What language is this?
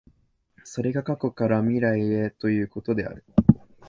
Japanese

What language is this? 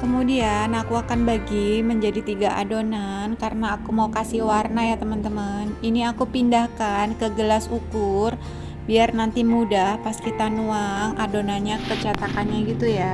Indonesian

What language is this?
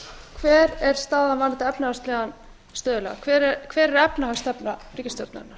Icelandic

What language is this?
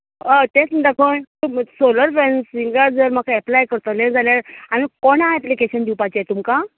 Konkani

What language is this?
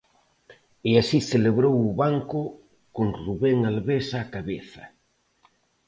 Galician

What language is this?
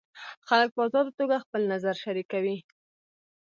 Pashto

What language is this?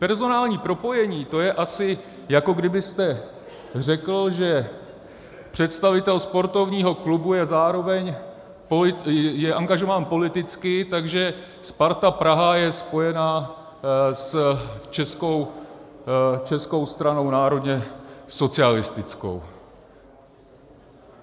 Czech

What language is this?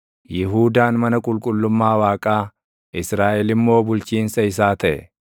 Oromo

